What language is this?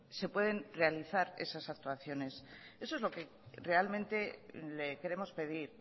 Spanish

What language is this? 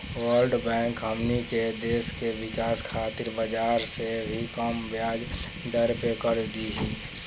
Bhojpuri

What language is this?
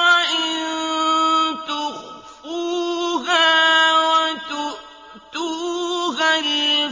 Arabic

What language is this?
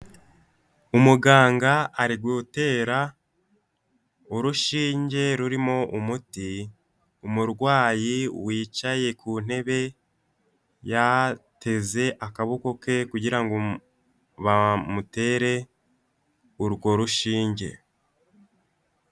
Kinyarwanda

